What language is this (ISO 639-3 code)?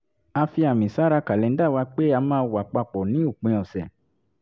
yor